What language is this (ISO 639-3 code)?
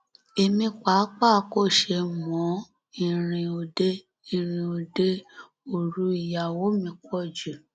yor